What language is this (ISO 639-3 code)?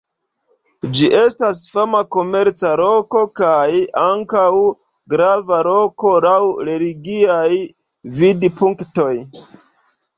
epo